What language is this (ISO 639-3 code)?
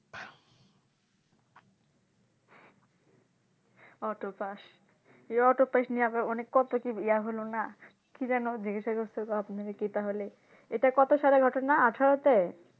ben